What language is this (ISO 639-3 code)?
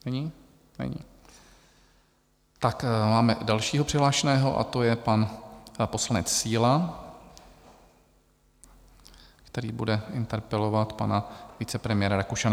ces